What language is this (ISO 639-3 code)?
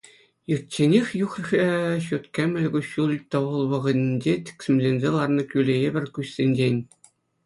chv